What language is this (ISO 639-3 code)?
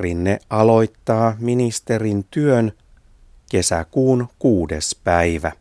fin